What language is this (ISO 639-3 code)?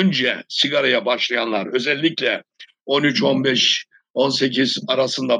tur